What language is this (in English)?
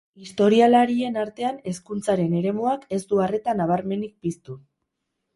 Basque